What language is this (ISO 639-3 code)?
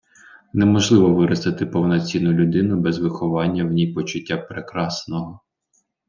ukr